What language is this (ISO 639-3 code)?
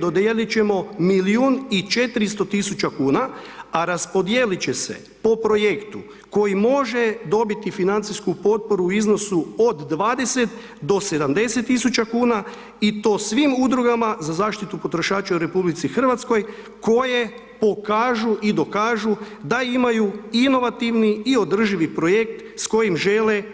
hrv